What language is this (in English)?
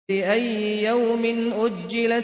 Arabic